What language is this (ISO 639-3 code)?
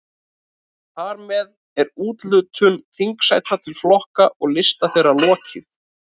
isl